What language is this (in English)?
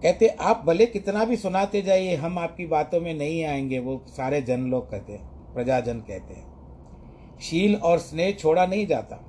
Hindi